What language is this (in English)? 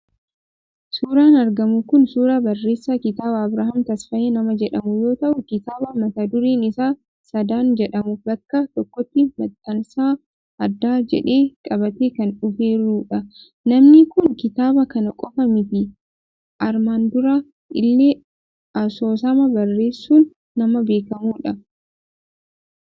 Oromo